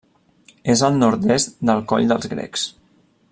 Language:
Catalan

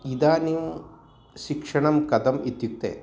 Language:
Sanskrit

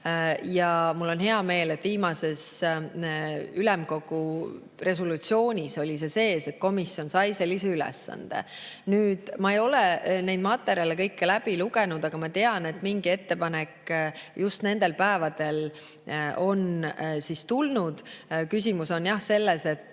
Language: Estonian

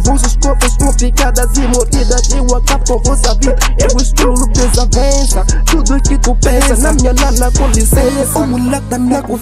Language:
Romanian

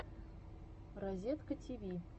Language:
Russian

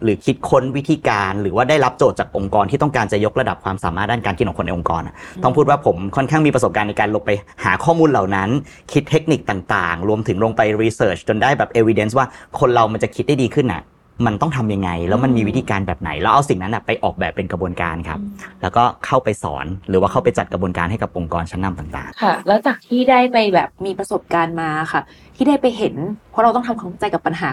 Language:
Thai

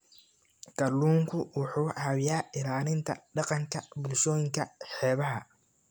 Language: Somali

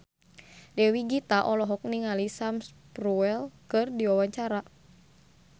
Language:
Sundanese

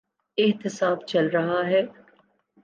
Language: Urdu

